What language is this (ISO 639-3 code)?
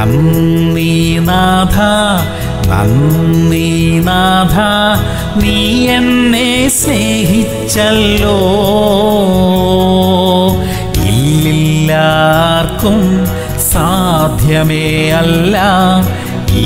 tha